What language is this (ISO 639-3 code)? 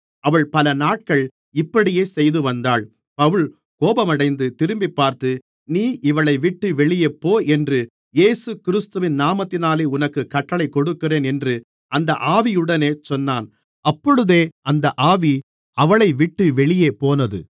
tam